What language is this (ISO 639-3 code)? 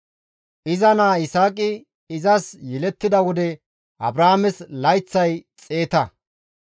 gmv